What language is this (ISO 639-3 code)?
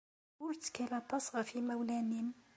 kab